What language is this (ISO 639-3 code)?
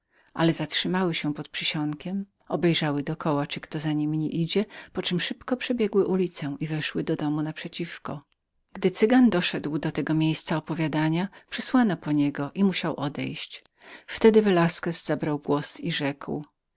pol